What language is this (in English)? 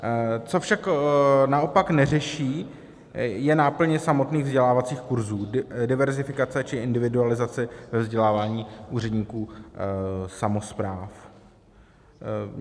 Czech